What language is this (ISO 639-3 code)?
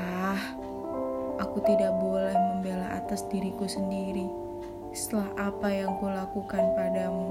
ind